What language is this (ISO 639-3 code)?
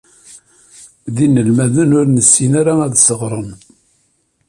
kab